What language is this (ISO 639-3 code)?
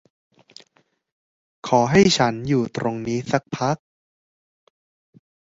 tha